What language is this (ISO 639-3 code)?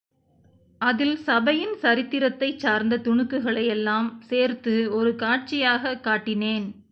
tam